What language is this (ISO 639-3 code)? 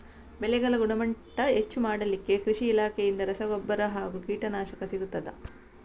kan